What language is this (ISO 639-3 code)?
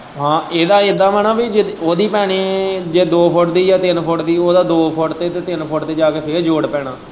pan